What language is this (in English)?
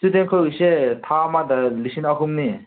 Manipuri